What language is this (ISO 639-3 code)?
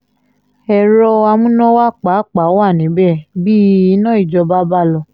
yor